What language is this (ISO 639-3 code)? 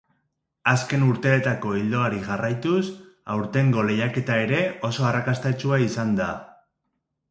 eus